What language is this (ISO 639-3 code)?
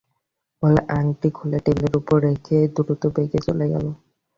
ben